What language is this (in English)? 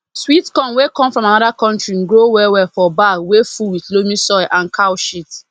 Nigerian Pidgin